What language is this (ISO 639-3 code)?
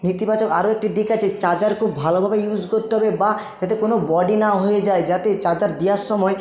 ben